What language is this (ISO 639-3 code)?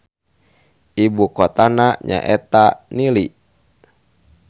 sun